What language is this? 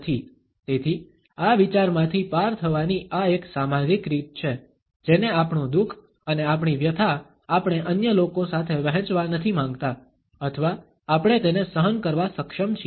Gujarati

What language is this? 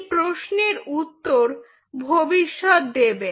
Bangla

